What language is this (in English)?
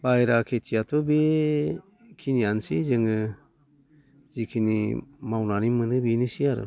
Bodo